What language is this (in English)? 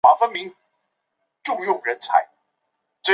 Chinese